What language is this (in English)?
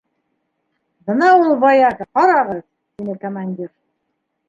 Bashkir